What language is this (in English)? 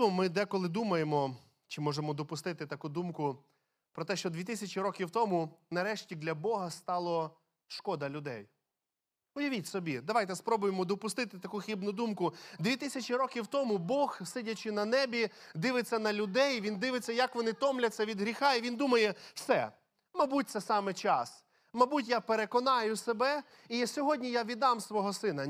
Ukrainian